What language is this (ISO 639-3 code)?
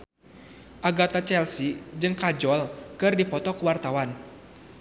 sun